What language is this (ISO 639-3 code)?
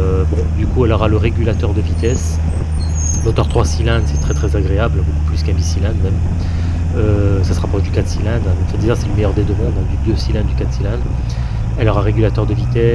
fra